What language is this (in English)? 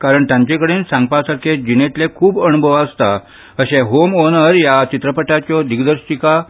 Konkani